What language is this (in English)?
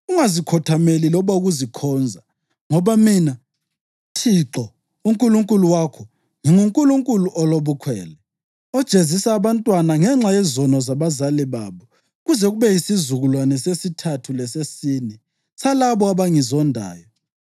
North Ndebele